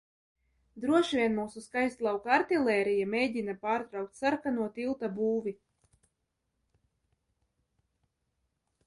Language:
Latvian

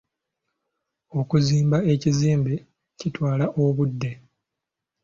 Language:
Ganda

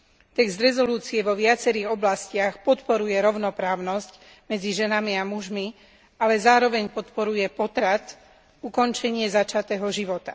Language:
Slovak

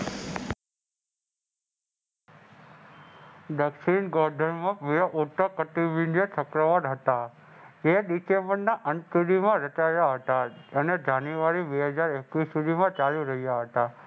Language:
Gujarati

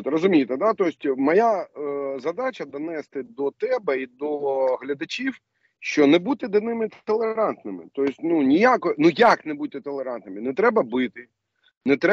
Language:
Ukrainian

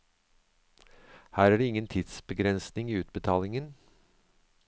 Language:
Norwegian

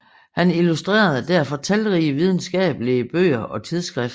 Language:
Danish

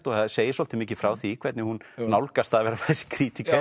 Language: Icelandic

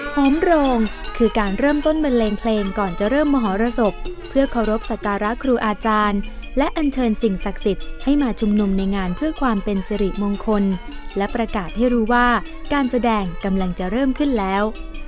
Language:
Thai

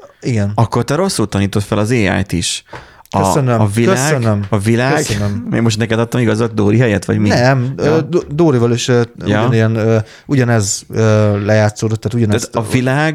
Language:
Hungarian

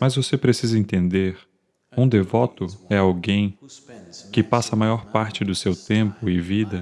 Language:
Portuguese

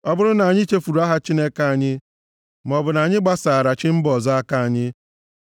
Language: Igbo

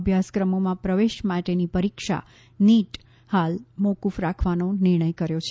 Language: Gujarati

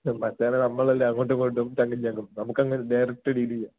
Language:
Malayalam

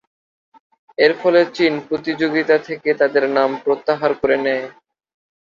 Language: Bangla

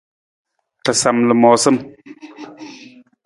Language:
Nawdm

